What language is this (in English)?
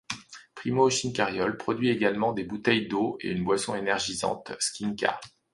French